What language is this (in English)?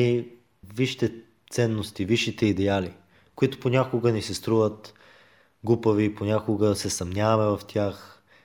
Bulgarian